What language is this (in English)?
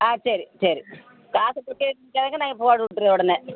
Tamil